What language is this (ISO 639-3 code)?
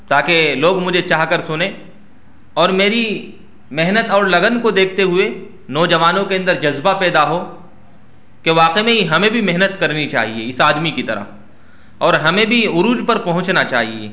urd